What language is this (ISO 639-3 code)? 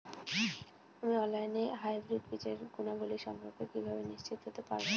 ben